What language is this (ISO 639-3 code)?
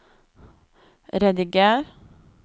nor